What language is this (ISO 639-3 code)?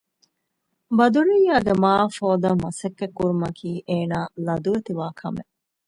div